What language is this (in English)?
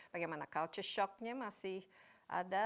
Indonesian